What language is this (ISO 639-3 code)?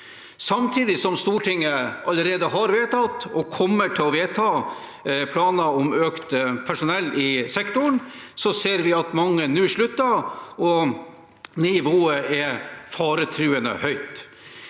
nor